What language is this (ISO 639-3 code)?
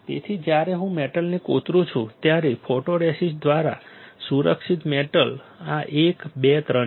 guj